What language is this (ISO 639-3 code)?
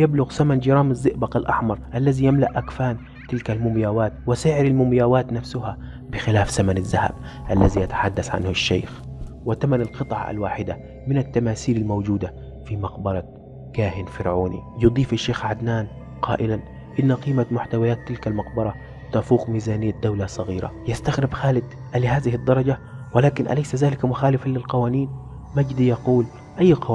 ara